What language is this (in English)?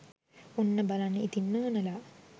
Sinhala